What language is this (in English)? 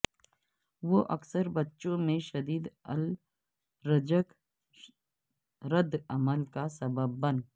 Urdu